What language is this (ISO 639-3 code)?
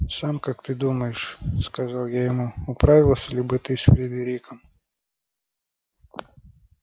rus